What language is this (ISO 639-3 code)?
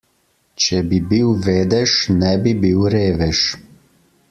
slv